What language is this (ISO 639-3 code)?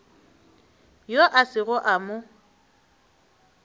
nso